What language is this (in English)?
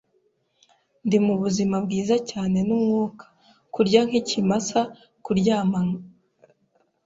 Kinyarwanda